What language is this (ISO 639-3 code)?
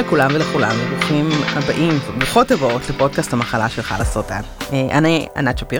heb